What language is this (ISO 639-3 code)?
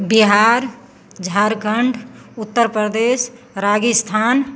mai